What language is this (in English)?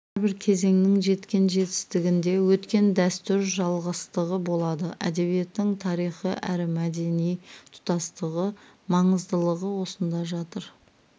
Kazakh